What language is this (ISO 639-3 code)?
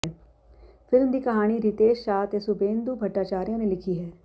pan